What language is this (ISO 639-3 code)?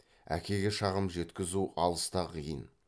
kaz